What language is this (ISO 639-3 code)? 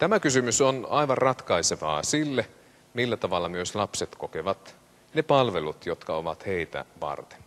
fin